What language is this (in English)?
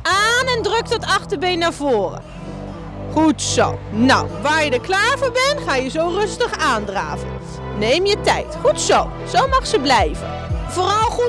Dutch